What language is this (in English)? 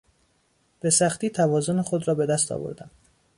Persian